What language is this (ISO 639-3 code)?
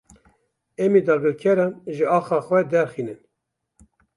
kur